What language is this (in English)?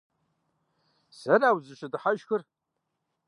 Kabardian